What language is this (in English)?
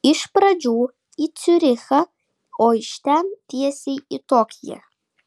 Lithuanian